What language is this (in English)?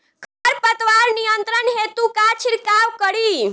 Bhojpuri